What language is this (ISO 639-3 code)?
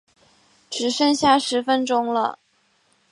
zho